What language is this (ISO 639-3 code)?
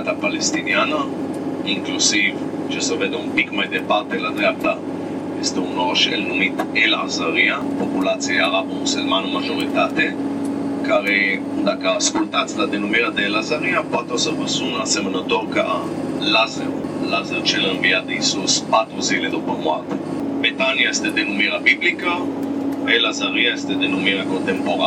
ron